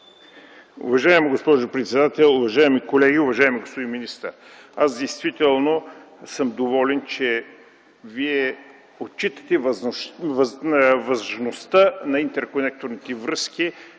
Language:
Bulgarian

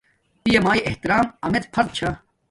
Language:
Domaaki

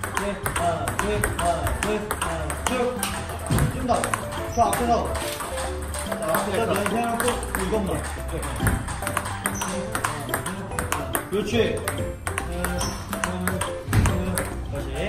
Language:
Korean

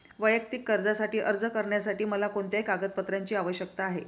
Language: Marathi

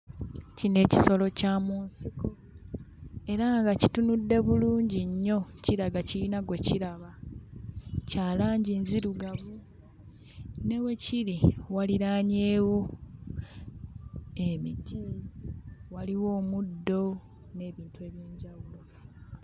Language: Ganda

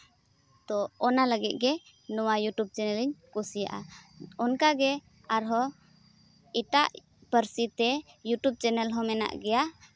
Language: Santali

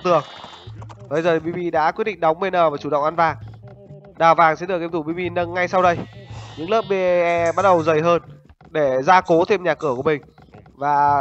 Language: Vietnamese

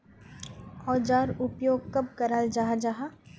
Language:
Magahi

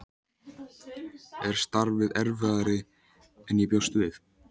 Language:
Icelandic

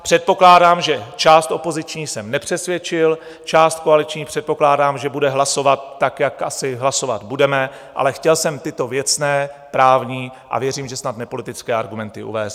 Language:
Czech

